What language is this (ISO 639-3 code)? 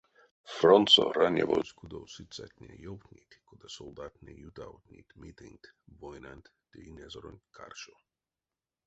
myv